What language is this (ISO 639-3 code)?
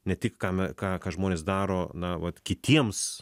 lit